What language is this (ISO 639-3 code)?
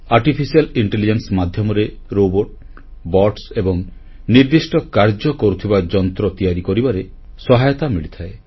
ori